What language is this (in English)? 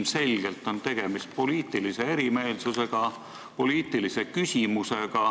Estonian